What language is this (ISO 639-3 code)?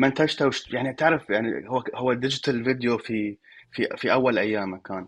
ara